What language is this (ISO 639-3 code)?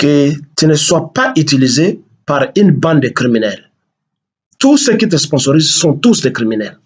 fra